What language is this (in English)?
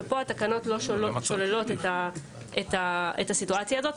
Hebrew